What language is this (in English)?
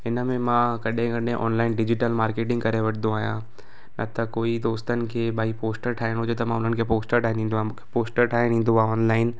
Sindhi